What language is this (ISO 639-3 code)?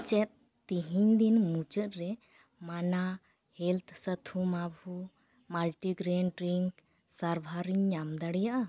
sat